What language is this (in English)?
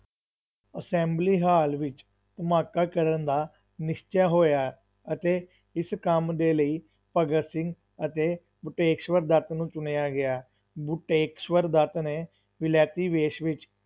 Punjabi